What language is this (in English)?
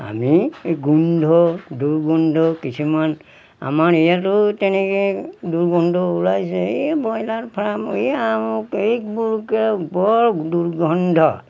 Assamese